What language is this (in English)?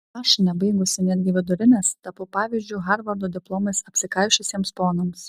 Lithuanian